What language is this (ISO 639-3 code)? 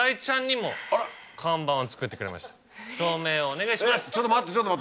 jpn